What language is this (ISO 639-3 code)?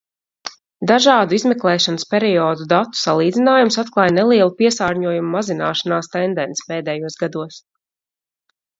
lav